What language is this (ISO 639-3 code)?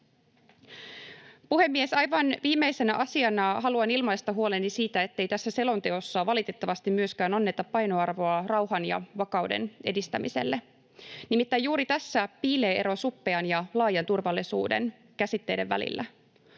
fin